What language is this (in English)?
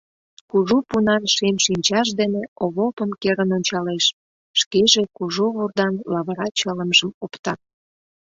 Mari